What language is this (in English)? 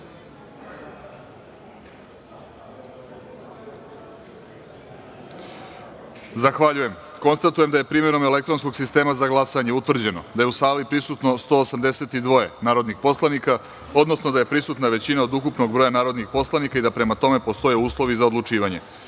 Serbian